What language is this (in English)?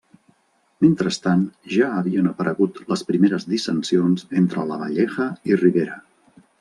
Catalan